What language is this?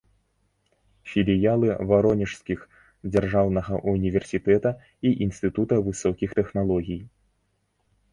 Belarusian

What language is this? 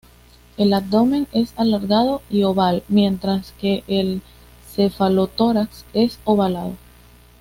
Spanish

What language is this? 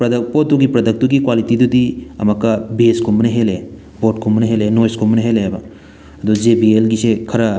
Manipuri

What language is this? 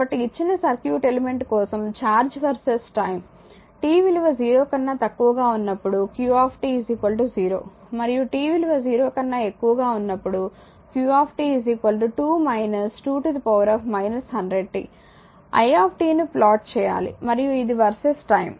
Telugu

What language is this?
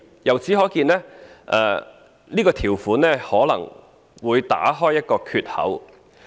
Cantonese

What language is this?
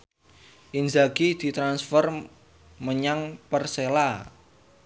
Javanese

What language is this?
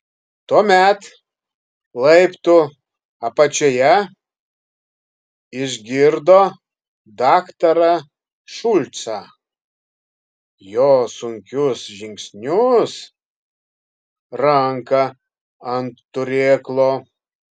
Lithuanian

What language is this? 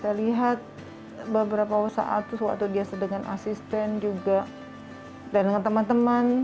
Indonesian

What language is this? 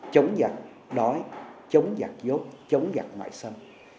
Vietnamese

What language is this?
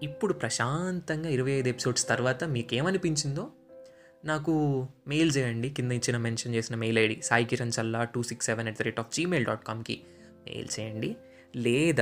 Telugu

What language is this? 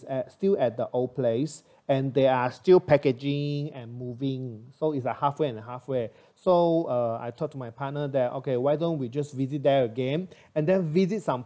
English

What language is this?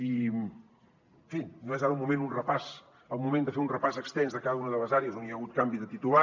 Catalan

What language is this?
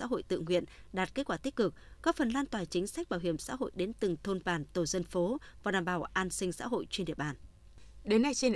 Vietnamese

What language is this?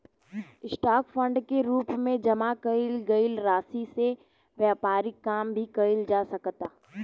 Bhojpuri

